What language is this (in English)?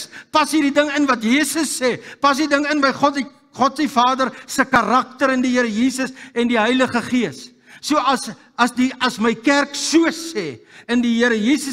Dutch